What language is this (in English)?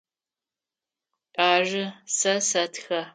Adyghe